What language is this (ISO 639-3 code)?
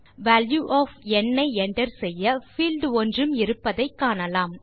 tam